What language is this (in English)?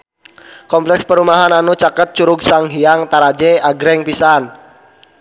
Sundanese